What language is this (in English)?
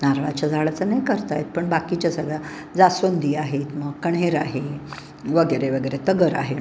Marathi